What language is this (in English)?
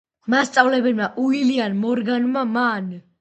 Georgian